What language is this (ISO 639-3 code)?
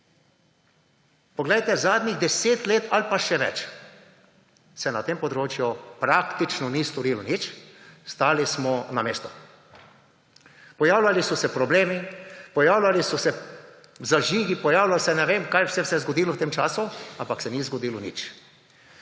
slv